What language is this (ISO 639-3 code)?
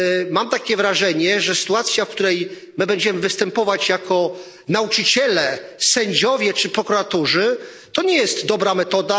pol